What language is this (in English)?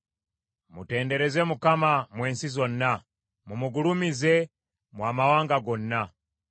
Ganda